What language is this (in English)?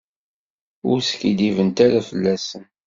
Kabyle